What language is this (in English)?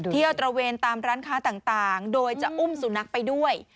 Thai